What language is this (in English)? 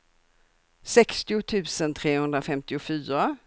Swedish